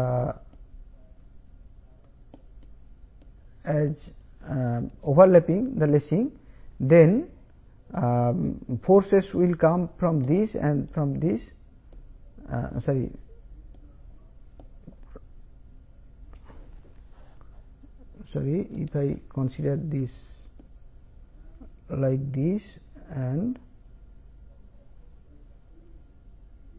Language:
Telugu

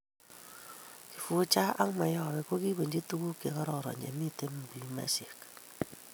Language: Kalenjin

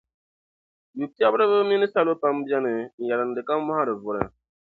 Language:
Dagbani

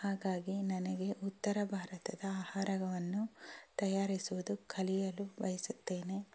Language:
Kannada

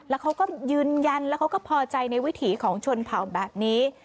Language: Thai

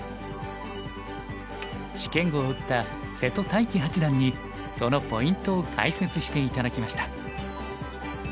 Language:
Japanese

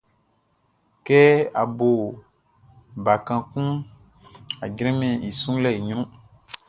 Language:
Baoulé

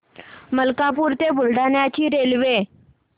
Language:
Marathi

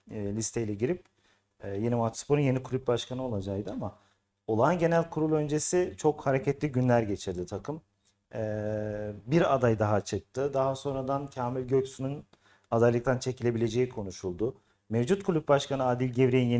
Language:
Turkish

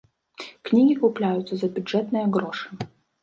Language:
Belarusian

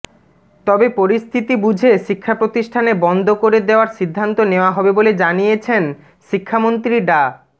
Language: Bangla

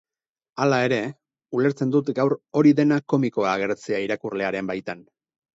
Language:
Basque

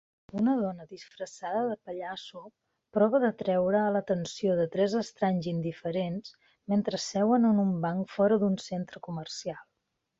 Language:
Catalan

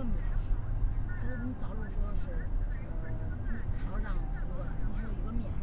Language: Chinese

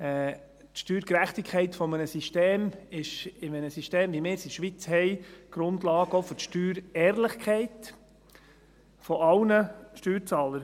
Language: Swiss German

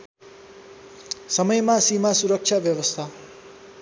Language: Nepali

